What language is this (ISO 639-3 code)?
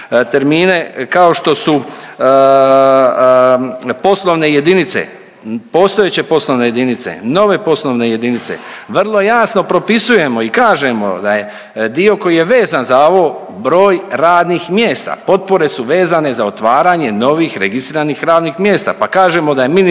hrv